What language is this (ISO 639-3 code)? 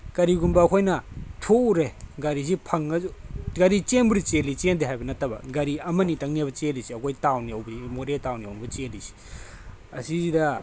mni